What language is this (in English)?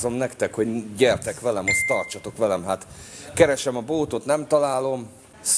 Hungarian